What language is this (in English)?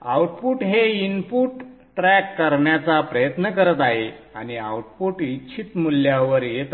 Marathi